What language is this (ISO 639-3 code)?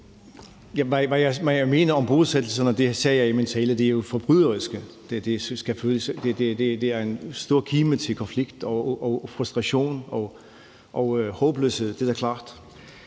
dan